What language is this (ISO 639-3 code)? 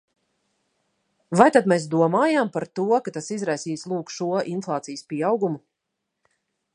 lav